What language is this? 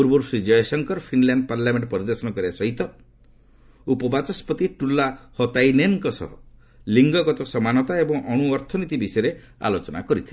Odia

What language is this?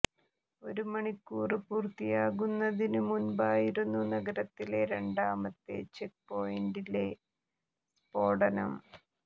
Malayalam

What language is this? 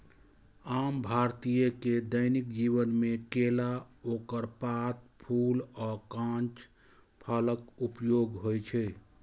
Maithili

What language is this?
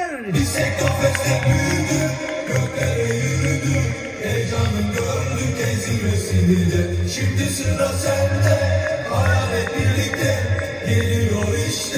Turkish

